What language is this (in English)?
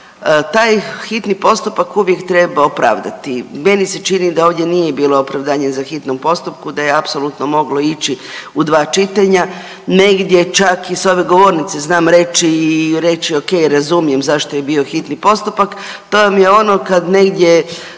Croatian